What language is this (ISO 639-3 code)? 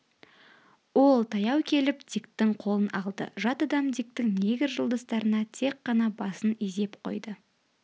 kaz